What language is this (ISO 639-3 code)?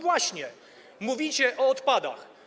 pol